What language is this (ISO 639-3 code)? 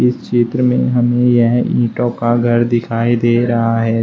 hin